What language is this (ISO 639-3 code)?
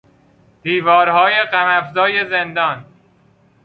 fas